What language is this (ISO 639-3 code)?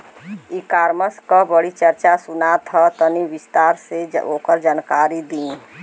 bho